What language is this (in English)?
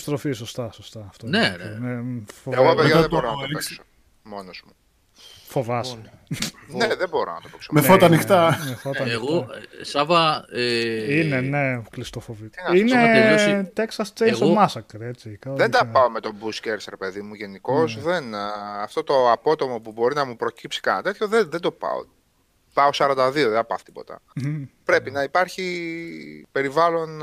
Greek